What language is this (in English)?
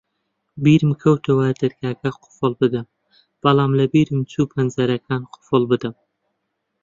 Central Kurdish